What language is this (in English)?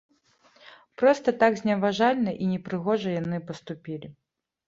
Belarusian